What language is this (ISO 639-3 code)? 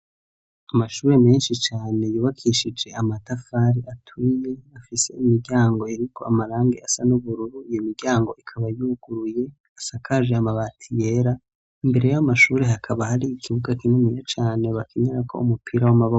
run